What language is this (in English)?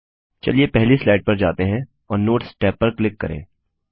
Hindi